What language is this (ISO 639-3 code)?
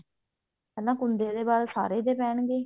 pan